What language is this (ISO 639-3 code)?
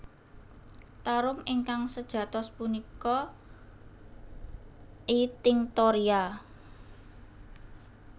jav